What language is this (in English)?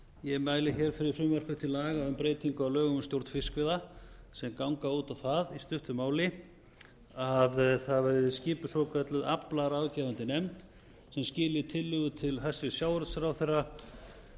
Icelandic